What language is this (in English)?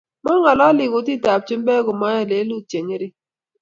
Kalenjin